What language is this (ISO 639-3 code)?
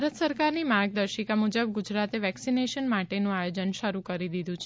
guj